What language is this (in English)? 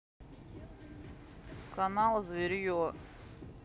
Russian